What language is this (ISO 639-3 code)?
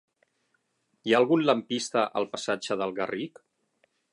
cat